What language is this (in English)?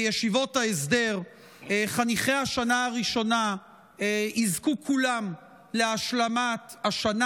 Hebrew